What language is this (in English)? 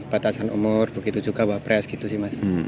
Indonesian